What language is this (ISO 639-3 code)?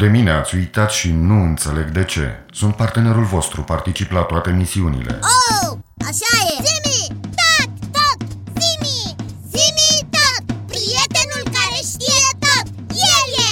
ron